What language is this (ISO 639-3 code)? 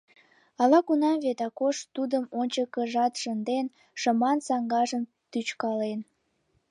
chm